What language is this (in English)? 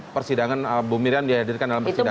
Indonesian